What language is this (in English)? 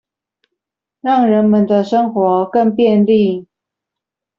Chinese